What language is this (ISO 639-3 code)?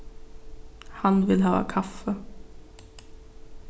fao